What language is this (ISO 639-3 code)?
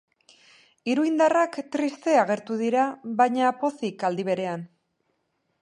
eus